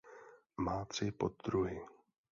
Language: Czech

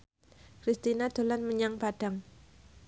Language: Javanese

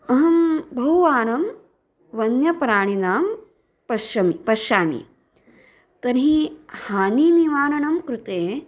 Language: Sanskrit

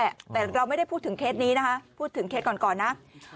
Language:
Thai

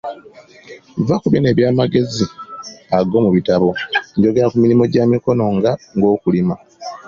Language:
Ganda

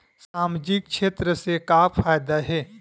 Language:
Chhattisgarhi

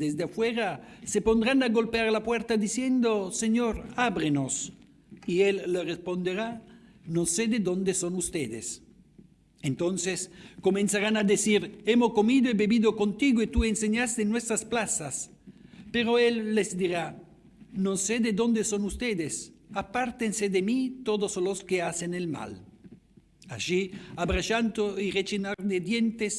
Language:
Spanish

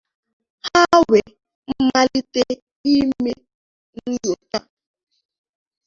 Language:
Igbo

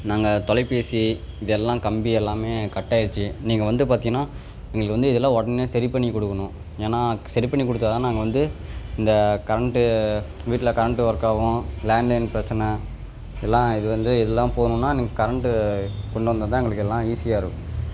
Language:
Tamil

